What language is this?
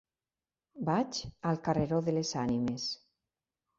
Catalan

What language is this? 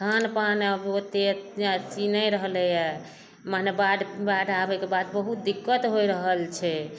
Maithili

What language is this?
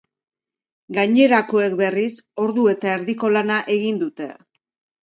Basque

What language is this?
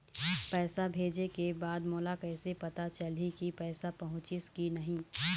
Chhattisgarhi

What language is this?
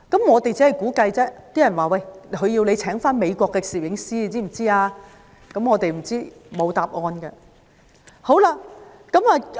Cantonese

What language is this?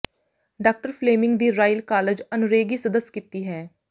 Punjabi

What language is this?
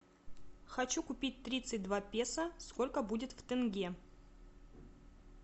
Russian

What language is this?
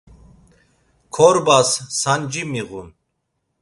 Laz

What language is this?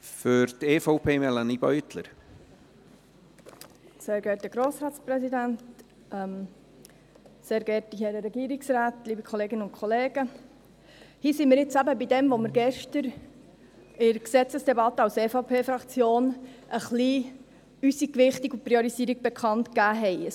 Swiss German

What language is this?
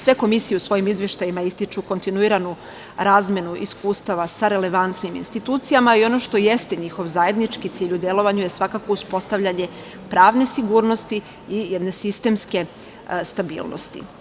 Serbian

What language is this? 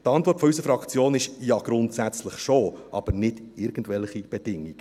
Swiss German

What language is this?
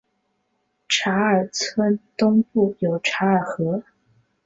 Chinese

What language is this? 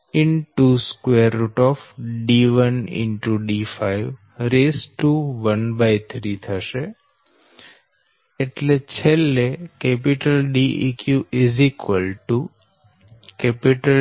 Gujarati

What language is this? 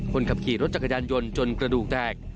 Thai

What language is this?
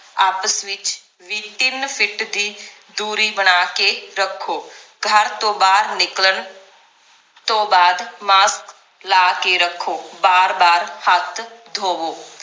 Punjabi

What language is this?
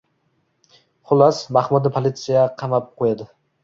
Uzbek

